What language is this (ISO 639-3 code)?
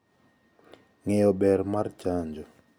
luo